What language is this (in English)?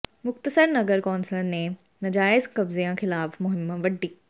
Punjabi